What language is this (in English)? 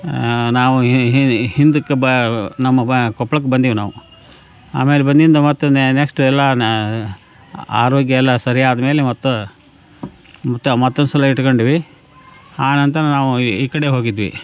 Kannada